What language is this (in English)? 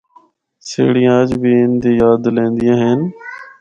Northern Hindko